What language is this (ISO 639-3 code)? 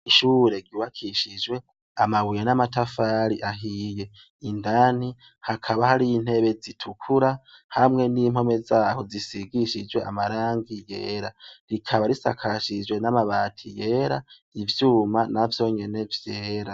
run